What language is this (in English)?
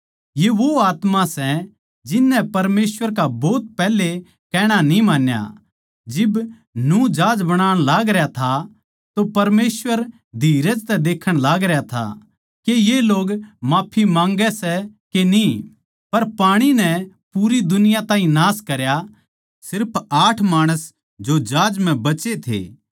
Haryanvi